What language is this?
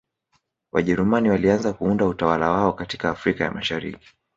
Swahili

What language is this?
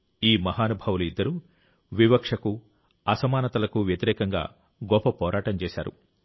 Telugu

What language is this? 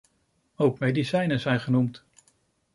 Dutch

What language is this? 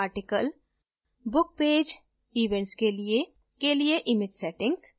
Hindi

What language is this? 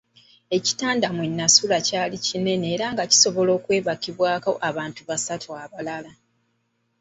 Ganda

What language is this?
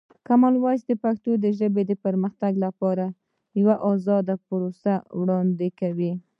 Pashto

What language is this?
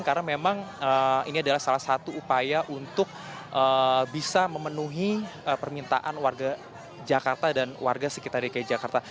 Indonesian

